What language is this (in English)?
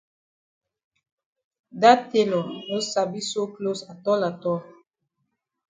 Cameroon Pidgin